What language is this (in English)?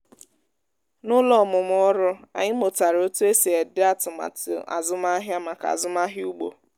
Igbo